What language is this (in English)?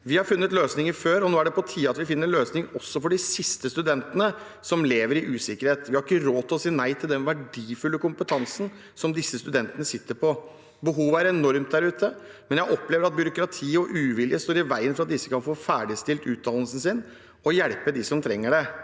Norwegian